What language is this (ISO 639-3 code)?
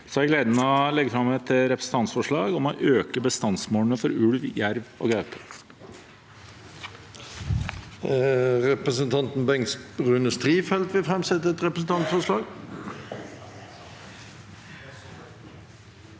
nor